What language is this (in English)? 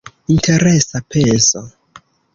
Esperanto